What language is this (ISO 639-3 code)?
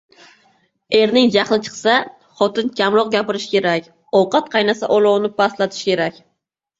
uzb